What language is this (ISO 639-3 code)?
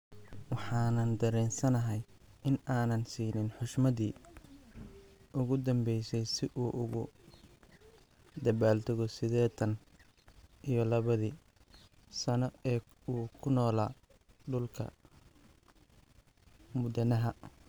som